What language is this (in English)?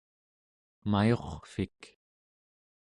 Central Yupik